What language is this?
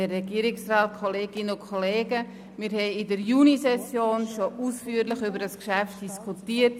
Swiss German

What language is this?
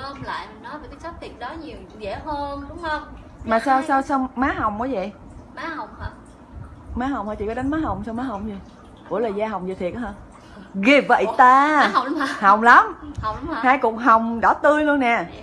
Vietnamese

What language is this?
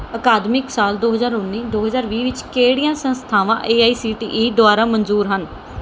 Punjabi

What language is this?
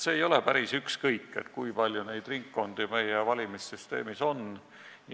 Estonian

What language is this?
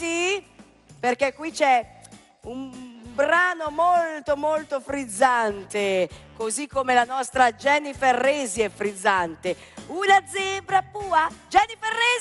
Italian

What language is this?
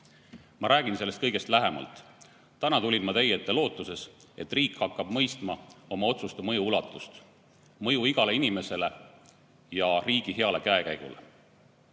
Estonian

